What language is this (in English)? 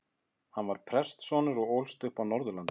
Icelandic